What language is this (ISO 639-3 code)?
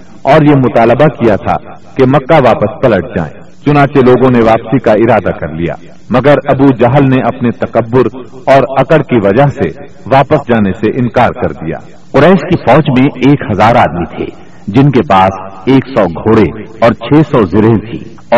urd